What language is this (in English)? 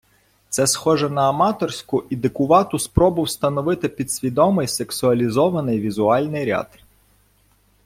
Ukrainian